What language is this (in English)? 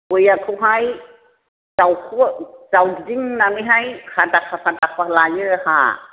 Bodo